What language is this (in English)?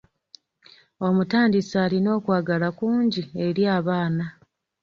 Ganda